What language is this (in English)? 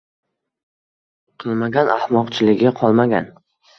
Uzbek